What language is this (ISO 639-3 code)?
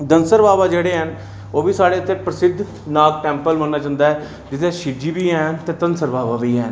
doi